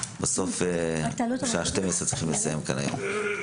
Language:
Hebrew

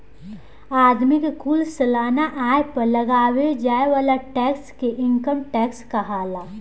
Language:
Bhojpuri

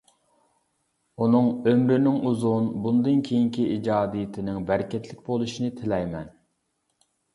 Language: Uyghur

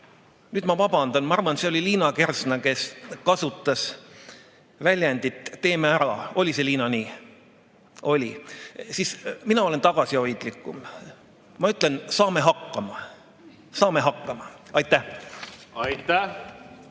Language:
Estonian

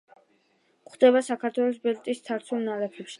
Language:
Georgian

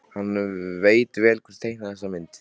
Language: Icelandic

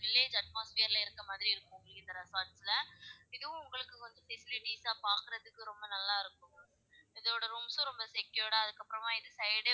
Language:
Tamil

